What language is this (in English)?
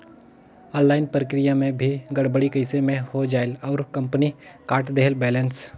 Chhattisgarhi